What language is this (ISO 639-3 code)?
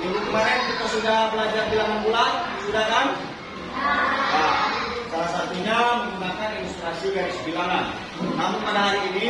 ind